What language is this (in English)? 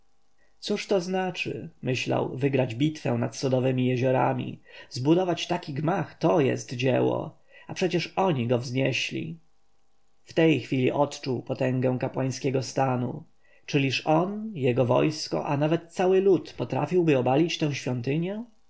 Polish